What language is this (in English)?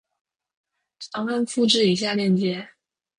Chinese